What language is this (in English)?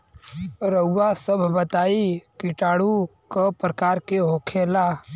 Bhojpuri